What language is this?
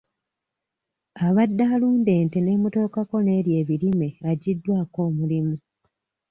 Ganda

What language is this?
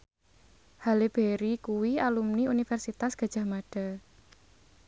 Javanese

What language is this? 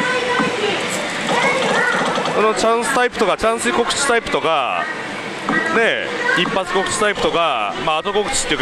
Japanese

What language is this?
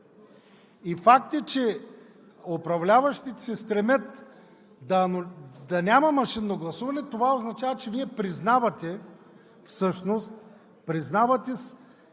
Bulgarian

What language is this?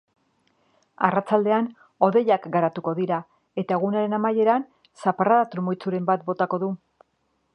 Basque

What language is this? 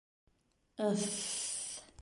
Bashkir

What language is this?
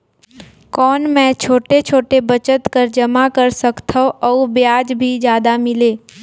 Chhattisgarhi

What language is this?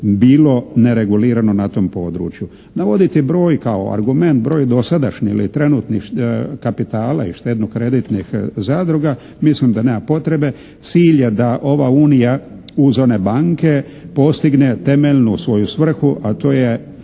Croatian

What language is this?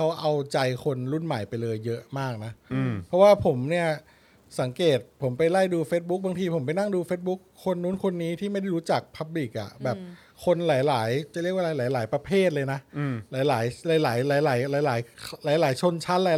Thai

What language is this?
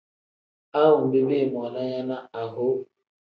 Tem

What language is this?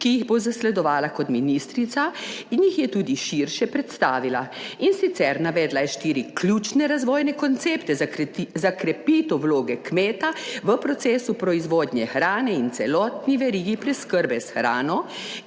Slovenian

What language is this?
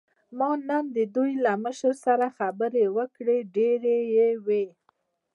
Pashto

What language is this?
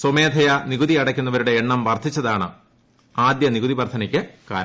Malayalam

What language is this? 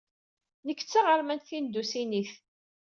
Kabyle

